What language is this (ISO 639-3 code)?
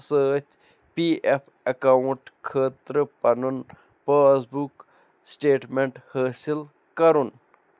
kas